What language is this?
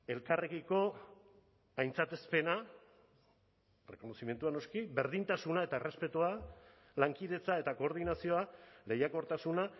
Basque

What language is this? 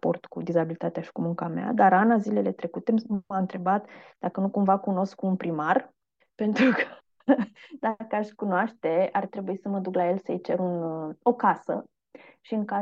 Romanian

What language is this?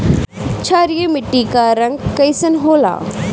Bhojpuri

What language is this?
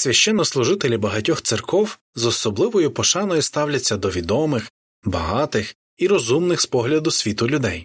Ukrainian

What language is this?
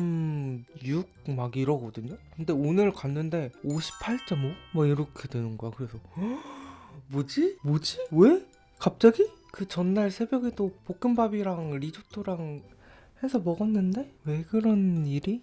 Korean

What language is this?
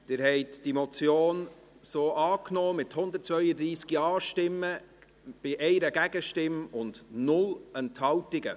Swiss German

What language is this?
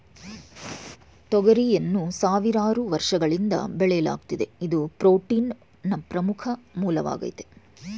Kannada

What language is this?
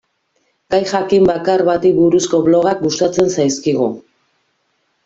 Basque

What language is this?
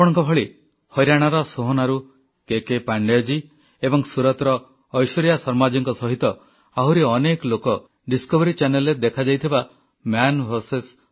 Odia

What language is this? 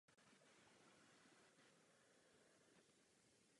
Czech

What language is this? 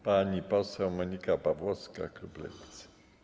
Polish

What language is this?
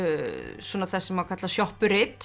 Icelandic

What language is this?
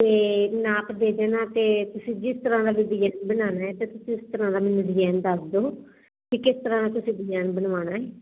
Punjabi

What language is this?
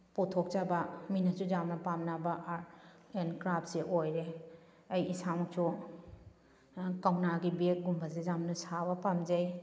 Manipuri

